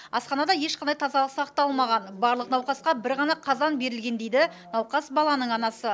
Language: Kazakh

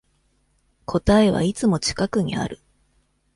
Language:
Japanese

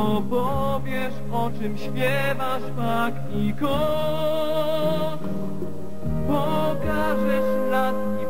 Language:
Polish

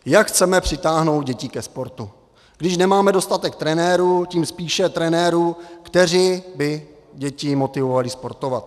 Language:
Czech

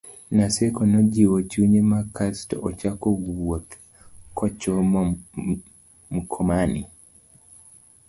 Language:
Luo (Kenya and Tanzania)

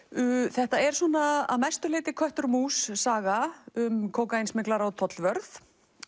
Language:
Icelandic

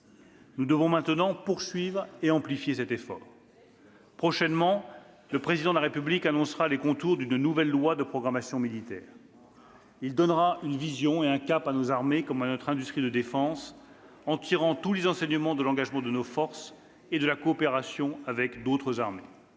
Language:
French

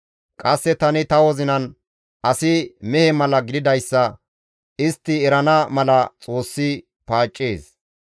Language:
Gamo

